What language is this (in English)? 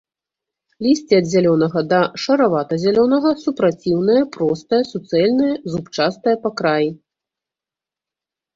Belarusian